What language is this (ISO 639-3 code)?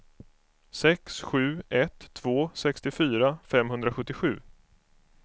swe